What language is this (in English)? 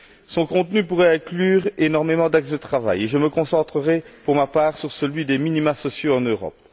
French